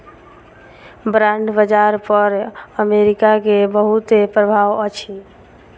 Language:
Maithili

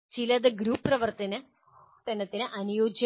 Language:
Malayalam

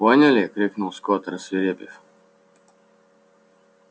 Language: Russian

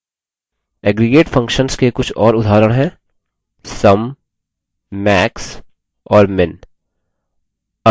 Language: Hindi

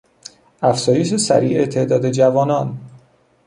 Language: Persian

